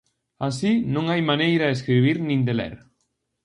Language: Galician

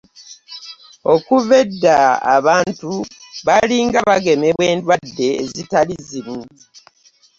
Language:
Ganda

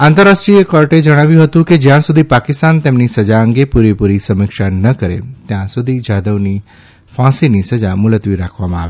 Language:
Gujarati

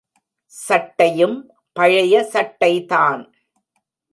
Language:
Tamil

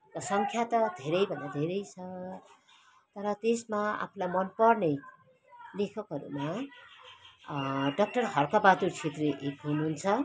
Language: Nepali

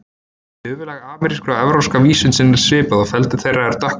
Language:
Icelandic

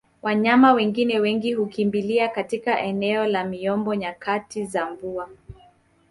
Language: Swahili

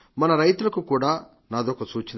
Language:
Telugu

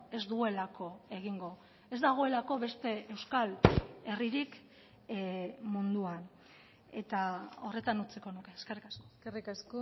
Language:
Basque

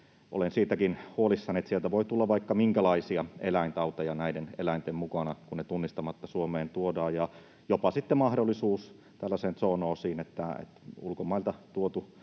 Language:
Finnish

